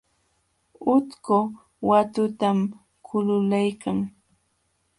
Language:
Jauja Wanca Quechua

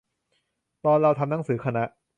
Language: Thai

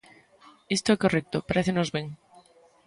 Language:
Galician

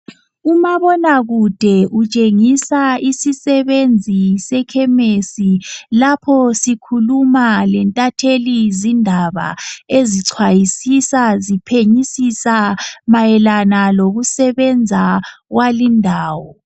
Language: North Ndebele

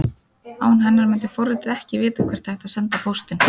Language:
Icelandic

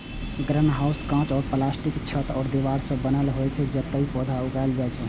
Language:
Maithili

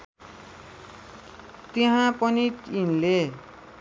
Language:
Nepali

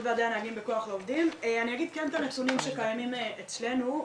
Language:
Hebrew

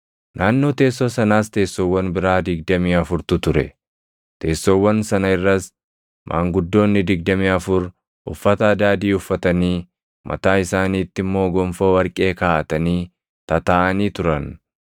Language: Oromo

